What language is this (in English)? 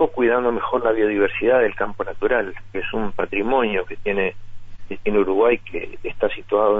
Spanish